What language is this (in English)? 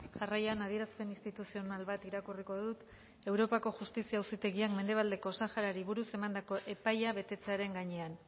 Basque